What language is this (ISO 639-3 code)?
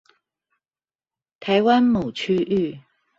zho